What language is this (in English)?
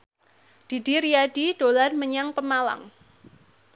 Javanese